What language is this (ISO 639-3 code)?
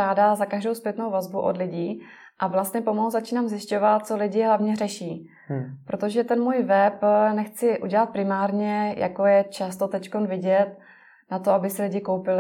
ces